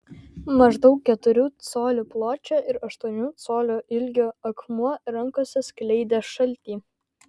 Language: Lithuanian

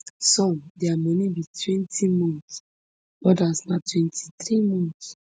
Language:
Nigerian Pidgin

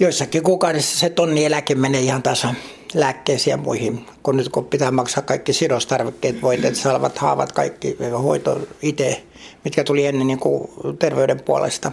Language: Finnish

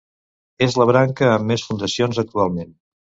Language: Catalan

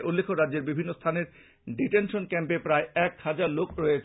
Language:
Bangla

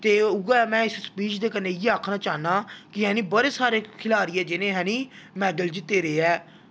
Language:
Dogri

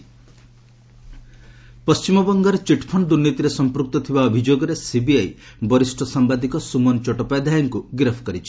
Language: Odia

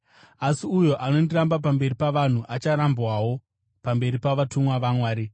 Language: Shona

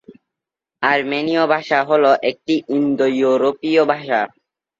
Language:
Bangla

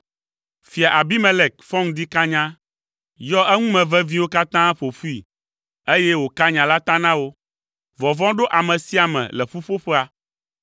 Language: Ewe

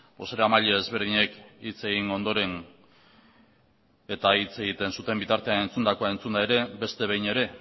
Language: Basque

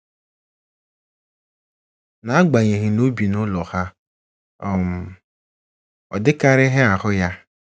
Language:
Igbo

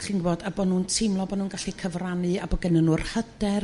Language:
Welsh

